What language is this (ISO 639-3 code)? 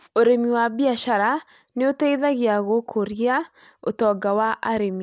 kik